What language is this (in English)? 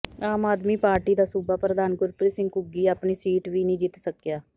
Punjabi